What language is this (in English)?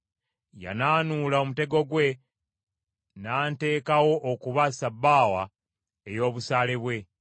Ganda